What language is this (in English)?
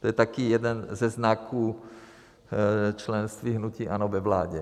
Czech